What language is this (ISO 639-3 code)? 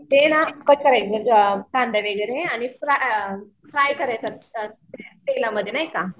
mar